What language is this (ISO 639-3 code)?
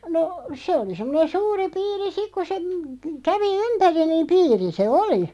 fin